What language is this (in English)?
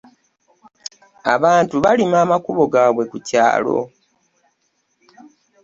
Ganda